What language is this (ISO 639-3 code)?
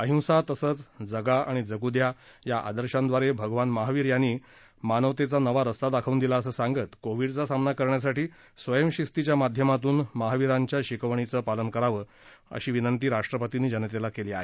mar